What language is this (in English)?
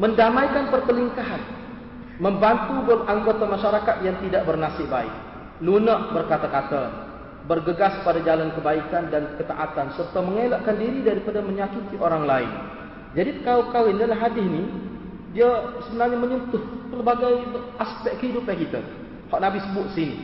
Malay